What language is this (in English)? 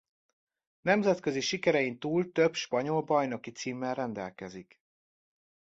Hungarian